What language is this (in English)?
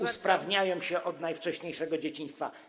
Polish